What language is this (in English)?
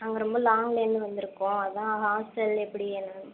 Tamil